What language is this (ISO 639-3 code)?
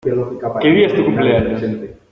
spa